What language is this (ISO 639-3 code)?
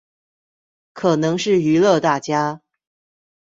zho